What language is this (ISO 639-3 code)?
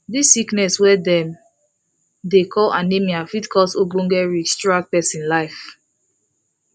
pcm